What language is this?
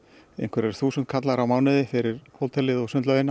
Icelandic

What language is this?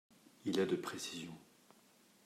French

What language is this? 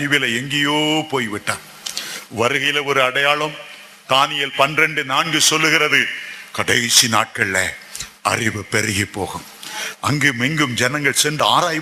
Tamil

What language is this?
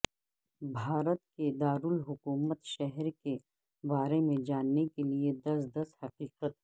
Urdu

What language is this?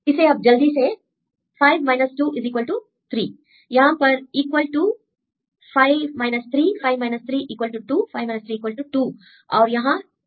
Hindi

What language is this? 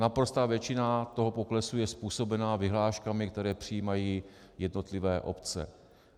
Czech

